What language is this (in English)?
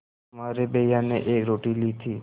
Hindi